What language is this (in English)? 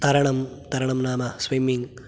Sanskrit